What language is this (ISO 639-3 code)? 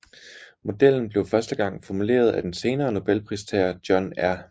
dan